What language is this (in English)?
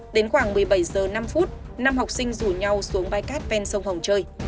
Vietnamese